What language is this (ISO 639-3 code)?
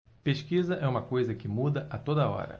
por